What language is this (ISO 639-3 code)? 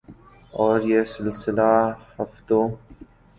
urd